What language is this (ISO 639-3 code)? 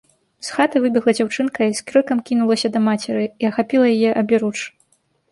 bel